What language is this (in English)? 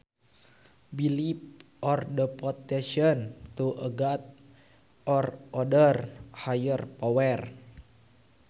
Sundanese